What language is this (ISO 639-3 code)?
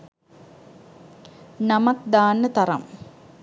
sin